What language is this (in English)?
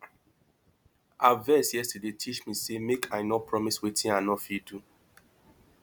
Nigerian Pidgin